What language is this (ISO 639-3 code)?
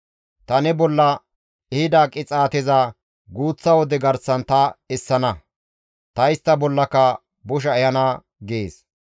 gmv